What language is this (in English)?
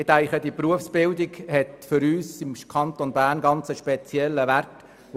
Swiss German